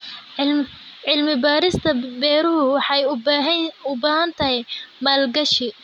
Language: Somali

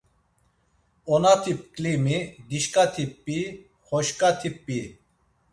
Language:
Laz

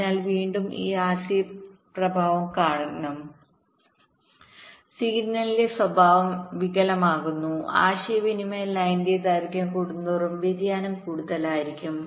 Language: Malayalam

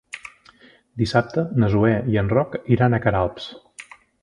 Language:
Catalan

